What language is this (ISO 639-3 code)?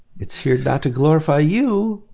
eng